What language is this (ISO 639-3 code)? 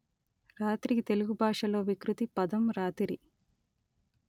tel